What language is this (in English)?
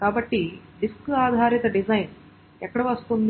Telugu